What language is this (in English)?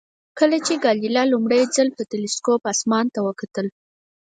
Pashto